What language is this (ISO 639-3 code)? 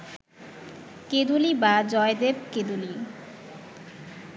ben